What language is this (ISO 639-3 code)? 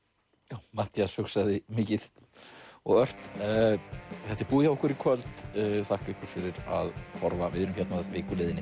isl